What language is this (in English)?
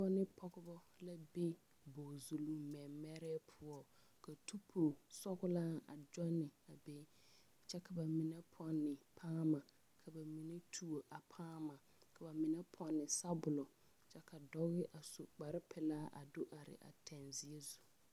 Southern Dagaare